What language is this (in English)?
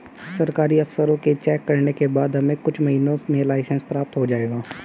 Hindi